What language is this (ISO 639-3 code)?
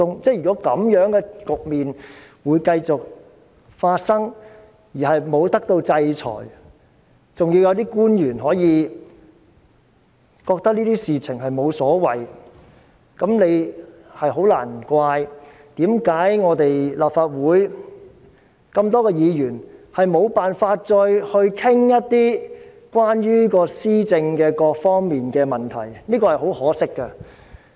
yue